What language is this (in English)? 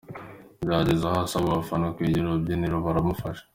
Kinyarwanda